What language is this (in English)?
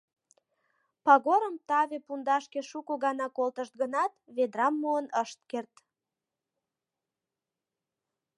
Mari